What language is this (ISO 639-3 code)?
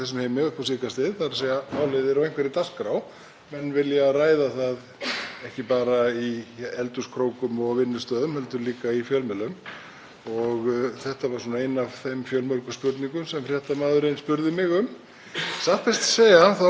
isl